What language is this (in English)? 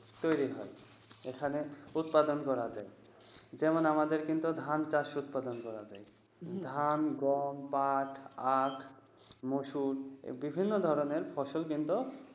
Bangla